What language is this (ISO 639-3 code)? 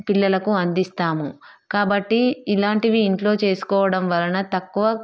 tel